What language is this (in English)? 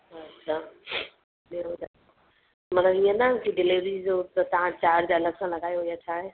Sindhi